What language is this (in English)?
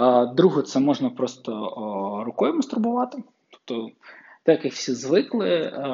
Ukrainian